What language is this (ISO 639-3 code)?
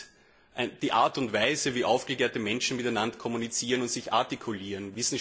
deu